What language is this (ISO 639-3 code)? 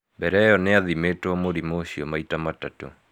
kik